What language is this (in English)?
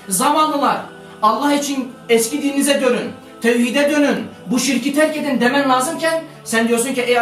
Turkish